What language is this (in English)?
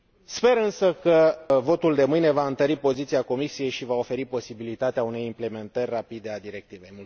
Romanian